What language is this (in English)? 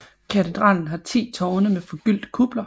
Danish